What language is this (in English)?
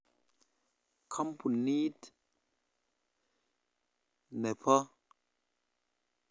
Kalenjin